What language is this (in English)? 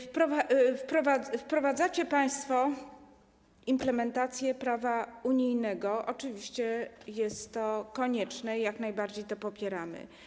Polish